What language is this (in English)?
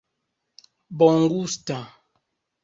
Esperanto